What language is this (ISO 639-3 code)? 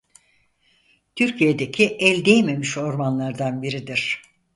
tur